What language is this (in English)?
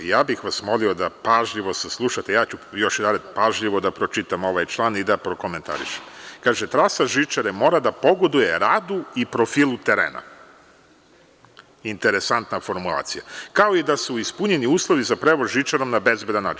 Serbian